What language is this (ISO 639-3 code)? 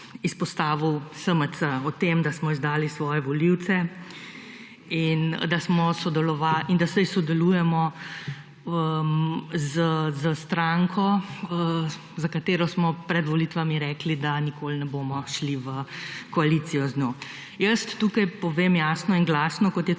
slv